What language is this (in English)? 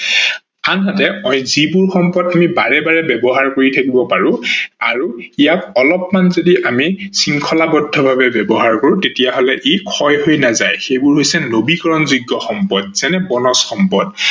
Assamese